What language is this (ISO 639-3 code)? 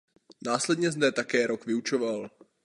ces